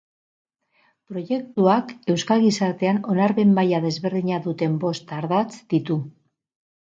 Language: Basque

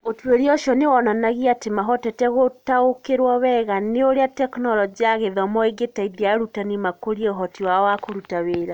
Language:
Kikuyu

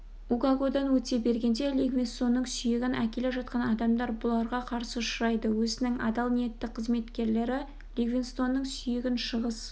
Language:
Kazakh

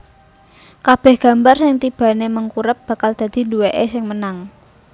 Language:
Javanese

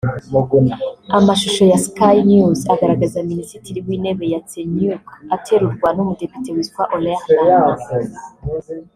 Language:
Kinyarwanda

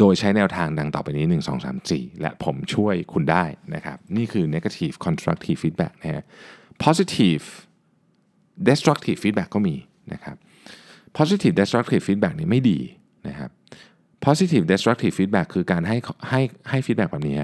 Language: Thai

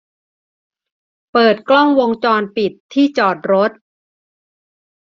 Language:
Thai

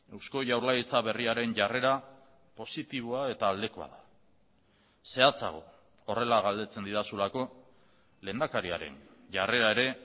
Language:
Basque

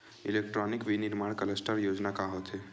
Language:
Chhattisgarhi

